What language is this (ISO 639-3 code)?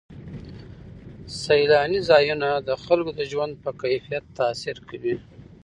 pus